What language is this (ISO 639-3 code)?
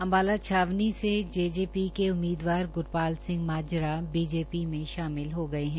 hin